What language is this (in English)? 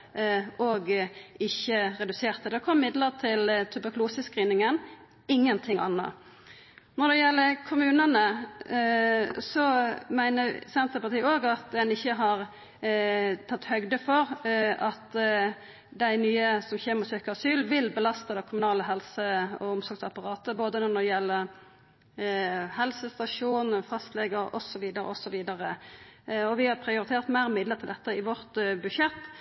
Norwegian Nynorsk